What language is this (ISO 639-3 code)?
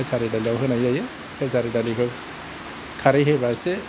brx